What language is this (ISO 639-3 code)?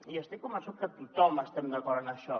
cat